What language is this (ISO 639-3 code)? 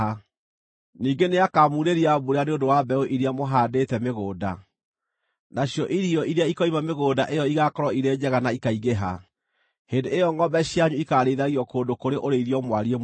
kik